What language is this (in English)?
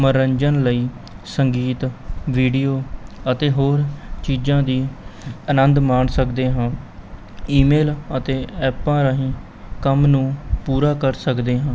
Punjabi